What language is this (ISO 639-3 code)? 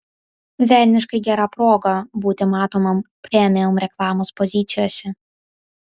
lit